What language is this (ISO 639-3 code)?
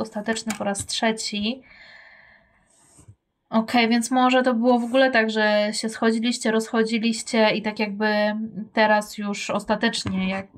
pol